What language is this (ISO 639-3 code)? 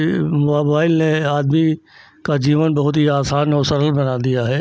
hin